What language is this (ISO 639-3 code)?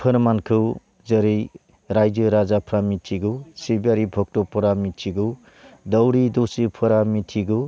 brx